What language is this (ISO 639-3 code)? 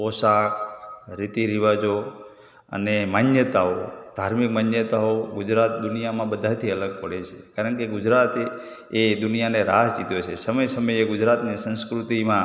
guj